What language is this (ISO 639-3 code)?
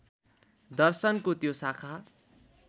nep